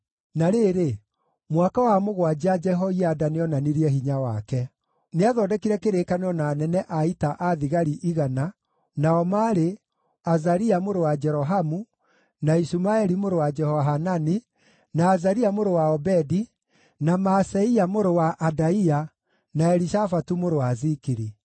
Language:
Kikuyu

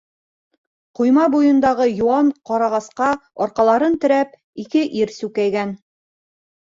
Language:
Bashkir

